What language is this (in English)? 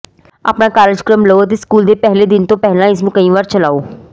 Punjabi